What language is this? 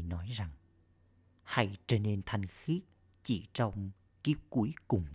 Vietnamese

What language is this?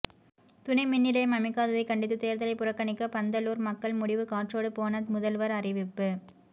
Tamil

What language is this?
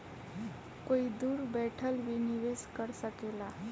Bhojpuri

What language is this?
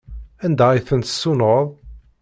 Kabyle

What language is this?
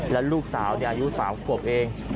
Thai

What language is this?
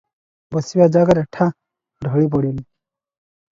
Odia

